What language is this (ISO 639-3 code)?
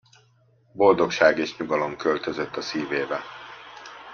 hun